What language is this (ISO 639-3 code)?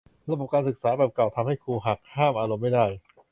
tha